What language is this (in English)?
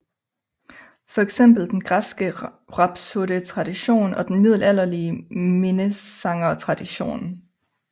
Danish